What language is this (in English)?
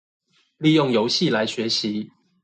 Chinese